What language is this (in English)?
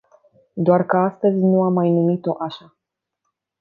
Romanian